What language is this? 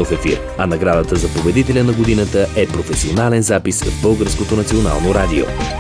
Bulgarian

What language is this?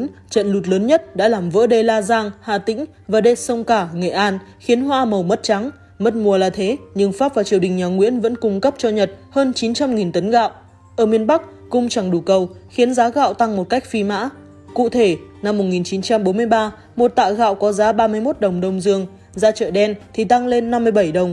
Vietnamese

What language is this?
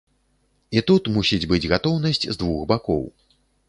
Belarusian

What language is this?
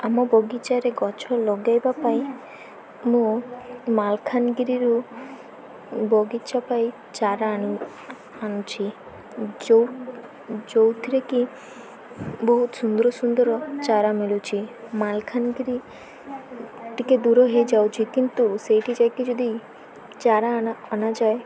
Odia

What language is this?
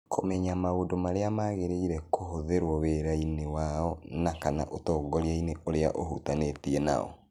Kikuyu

